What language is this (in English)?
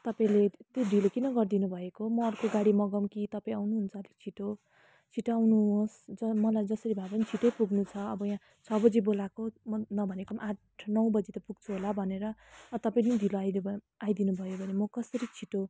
Nepali